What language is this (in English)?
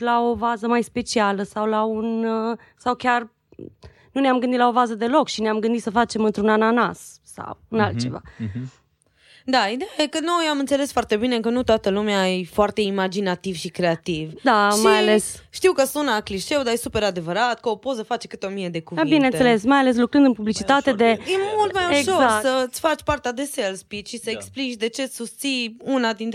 Romanian